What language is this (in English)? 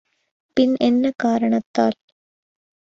Tamil